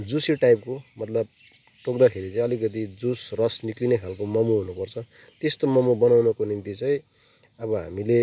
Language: Nepali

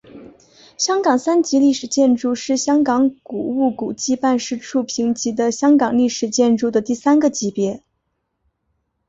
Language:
Chinese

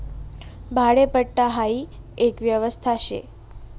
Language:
Marathi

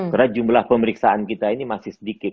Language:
Indonesian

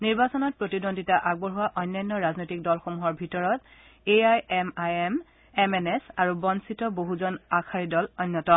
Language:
Assamese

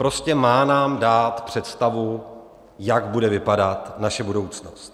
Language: Czech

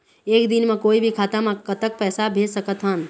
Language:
Chhattisgarhi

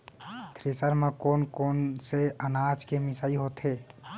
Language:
Chhattisgarhi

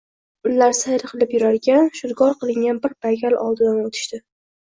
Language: Uzbek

